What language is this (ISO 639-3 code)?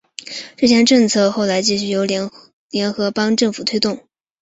zho